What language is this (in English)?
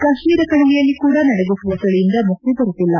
Kannada